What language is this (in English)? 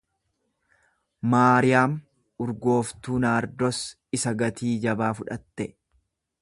Oromo